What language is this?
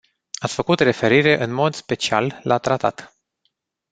Romanian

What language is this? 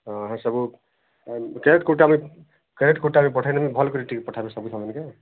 Odia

